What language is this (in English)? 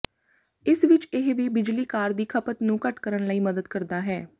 Punjabi